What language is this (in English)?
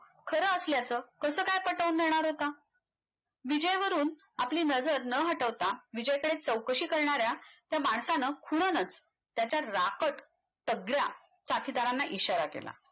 Marathi